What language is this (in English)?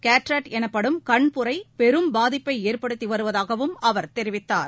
Tamil